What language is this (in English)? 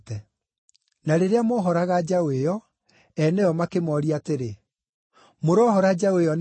Kikuyu